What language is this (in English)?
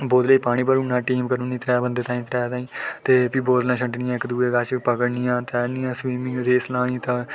Dogri